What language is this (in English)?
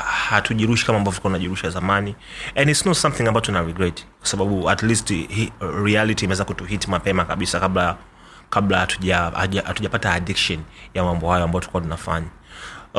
Swahili